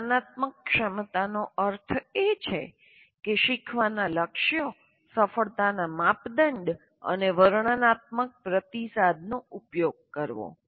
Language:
Gujarati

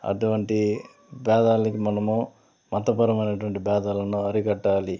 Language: Telugu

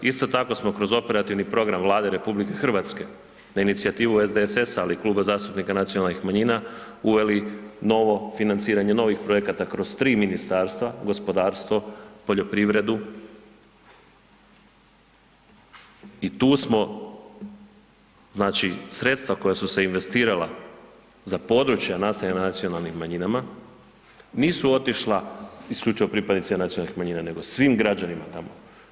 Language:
Croatian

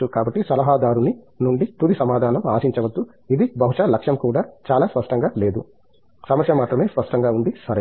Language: Telugu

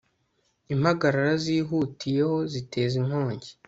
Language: Kinyarwanda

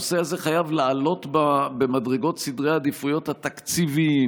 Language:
Hebrew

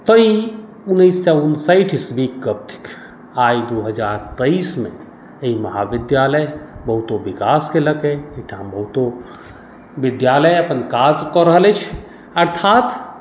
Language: Maithili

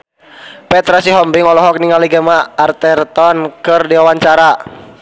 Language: Sundanese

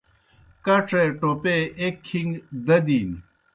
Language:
Kohistani Shina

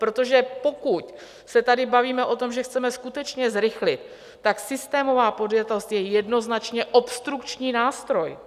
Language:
Czech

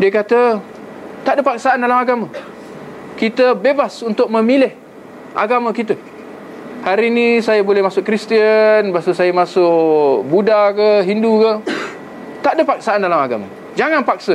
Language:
Malay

